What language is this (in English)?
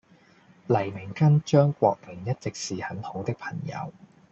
Cantonese